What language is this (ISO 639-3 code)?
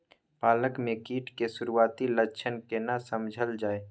mai